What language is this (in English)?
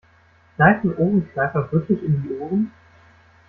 German